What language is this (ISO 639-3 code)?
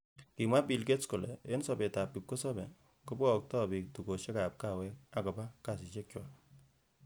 kln